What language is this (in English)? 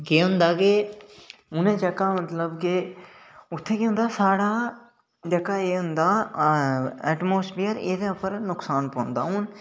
Dogri